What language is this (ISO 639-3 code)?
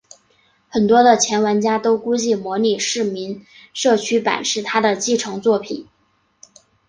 zho